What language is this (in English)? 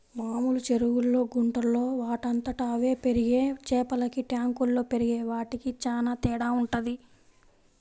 Telugu